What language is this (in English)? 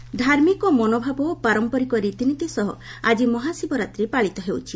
Odia